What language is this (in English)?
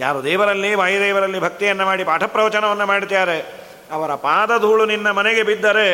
Kannada